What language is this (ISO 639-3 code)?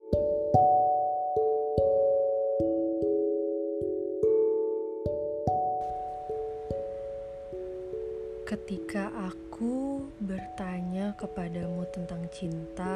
ind